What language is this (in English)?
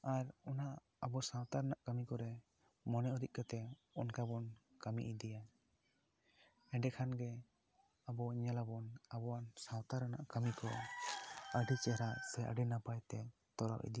Santali